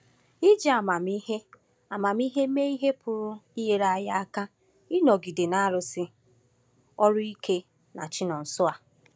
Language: Igbo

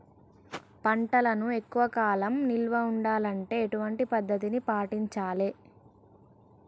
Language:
Telugu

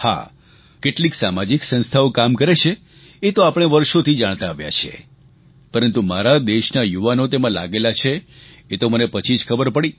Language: Gujarati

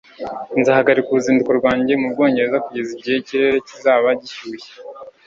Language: Kinyarwanda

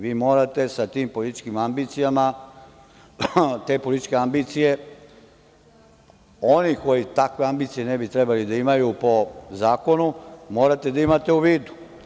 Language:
Serbian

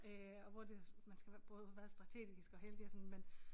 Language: Danish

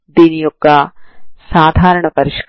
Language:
Telugu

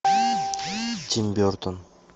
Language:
Russian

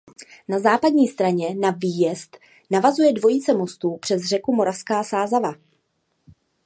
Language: Czech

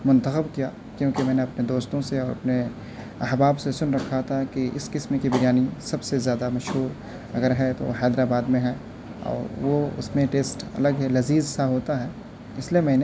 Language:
Urdu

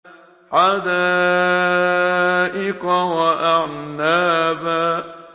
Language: Arabic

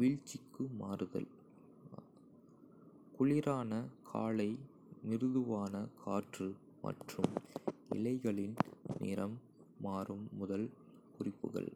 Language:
Kota (India)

